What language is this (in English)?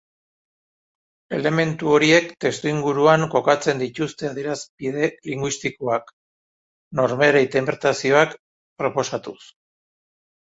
Basque